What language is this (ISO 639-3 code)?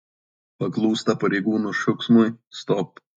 lit